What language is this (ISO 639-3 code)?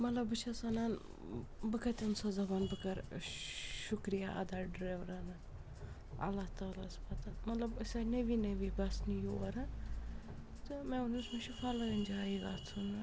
kas